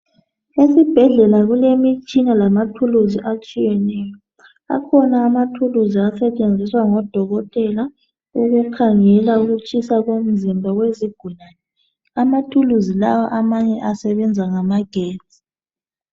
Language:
North Ndebele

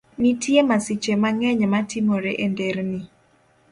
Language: Luo (Kenya and Tanzania)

